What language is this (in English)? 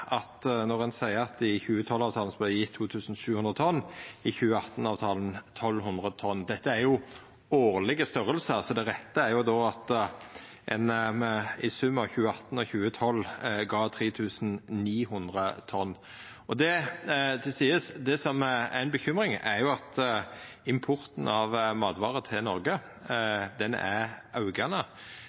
Norwegian Nynorsk